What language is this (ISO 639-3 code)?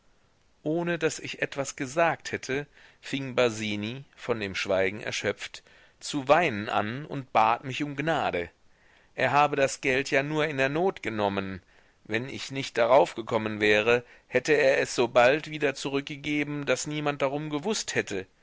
deu